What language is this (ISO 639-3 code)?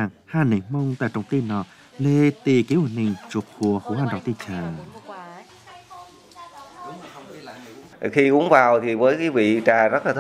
vie